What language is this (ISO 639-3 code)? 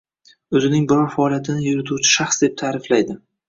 uzb